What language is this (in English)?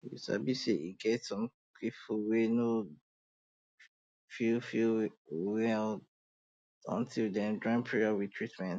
Nigerian Pidgin